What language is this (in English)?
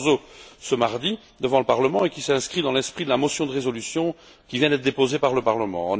French